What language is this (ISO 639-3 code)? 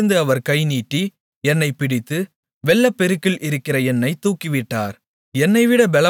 tam